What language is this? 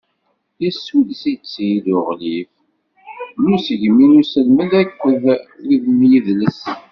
Kabyle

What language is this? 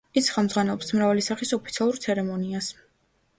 Georgian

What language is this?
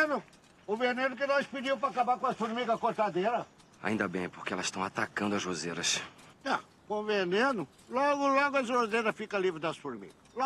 Portuguese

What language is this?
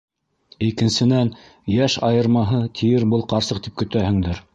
Bashkir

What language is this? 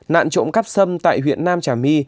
Vietnamese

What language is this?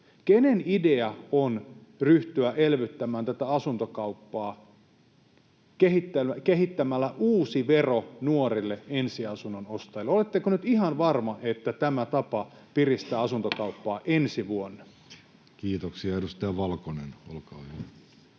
Finnish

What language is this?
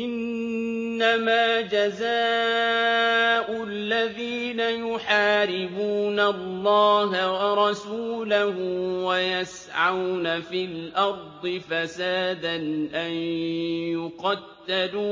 Arabic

